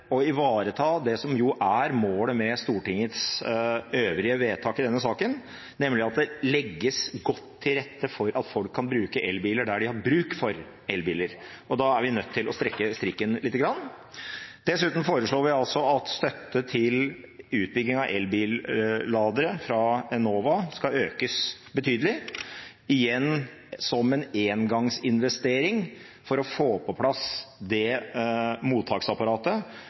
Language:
Norwegian Bokmål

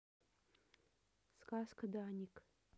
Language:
Russian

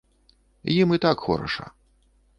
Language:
Belarusian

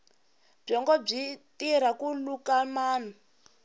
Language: Tsonga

